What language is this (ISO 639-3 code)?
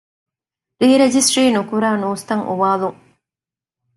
div